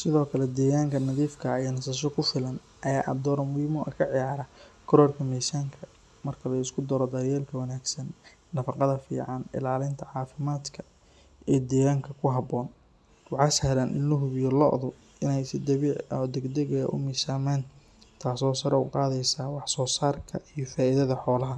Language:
Somali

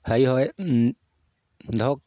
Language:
Assamese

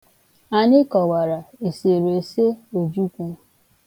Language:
Igbo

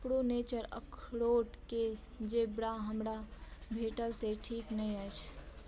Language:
Maithili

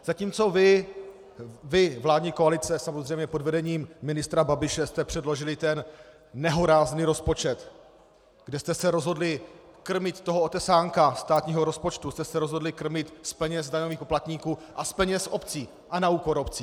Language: Czech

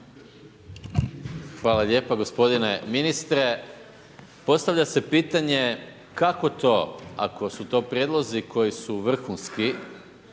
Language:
Croatian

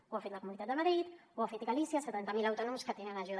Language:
Catalan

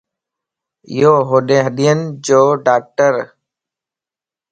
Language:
Lasi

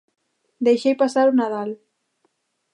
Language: Galician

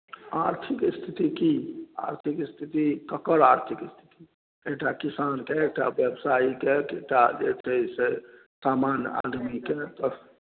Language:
Maithili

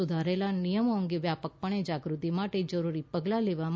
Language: Gujarati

